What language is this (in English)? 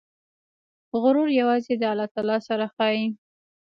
Pashto